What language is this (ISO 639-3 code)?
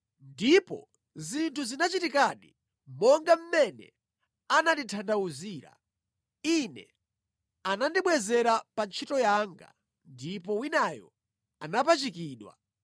nya